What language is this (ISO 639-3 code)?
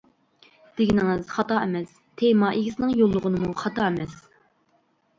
uig